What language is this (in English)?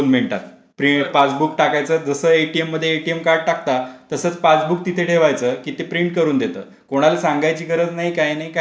Marathi